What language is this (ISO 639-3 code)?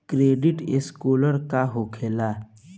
bho